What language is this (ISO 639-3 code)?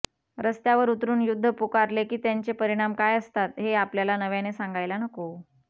mar